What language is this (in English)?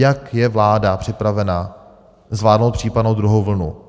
Czech